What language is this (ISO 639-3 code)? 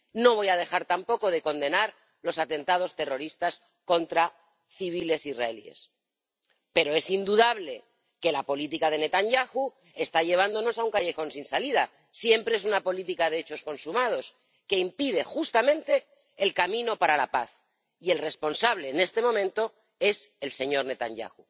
spa